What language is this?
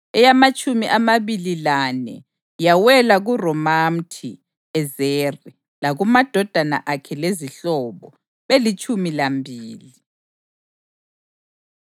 North Ndebele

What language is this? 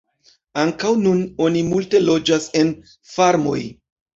Esperanto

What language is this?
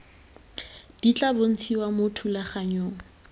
Tswana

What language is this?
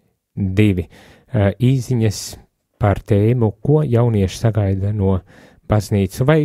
Latvian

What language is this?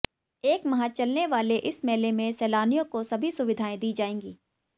Hindi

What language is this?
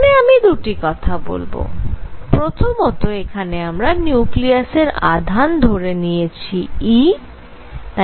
Bangla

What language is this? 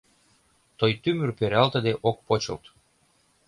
Mari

